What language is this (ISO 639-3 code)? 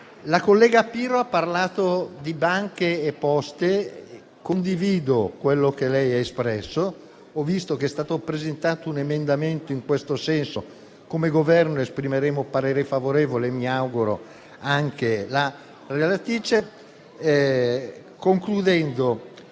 ita